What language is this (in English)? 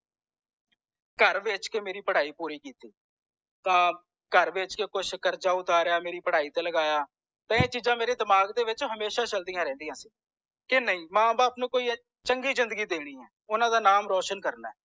Punjabi